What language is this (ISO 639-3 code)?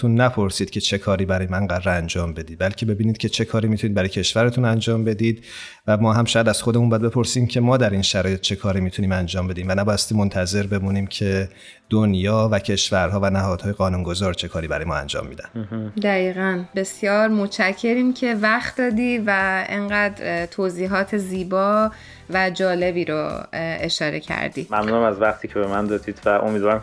fas